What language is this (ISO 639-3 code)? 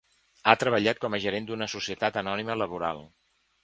cat